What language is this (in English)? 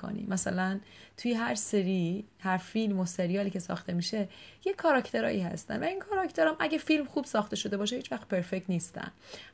Persian